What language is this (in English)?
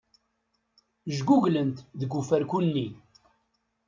Kabyle